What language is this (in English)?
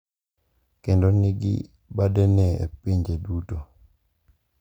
Luo (Kenya and Tanzania)